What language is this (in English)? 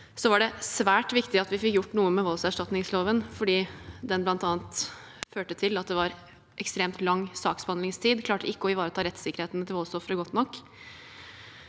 Norwegian